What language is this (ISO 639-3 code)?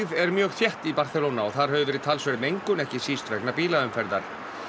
isl